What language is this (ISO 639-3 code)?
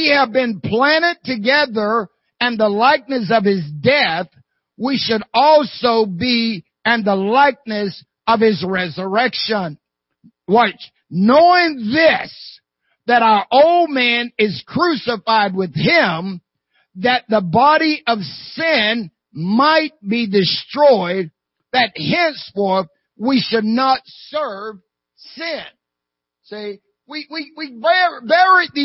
eng